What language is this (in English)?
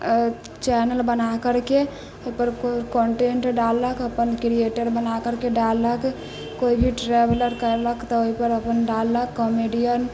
Maithili